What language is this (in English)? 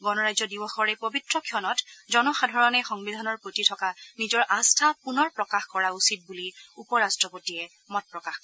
Assamese